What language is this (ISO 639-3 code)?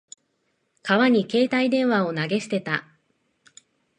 jpn